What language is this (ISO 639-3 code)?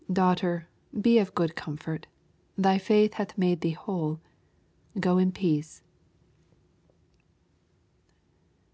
eng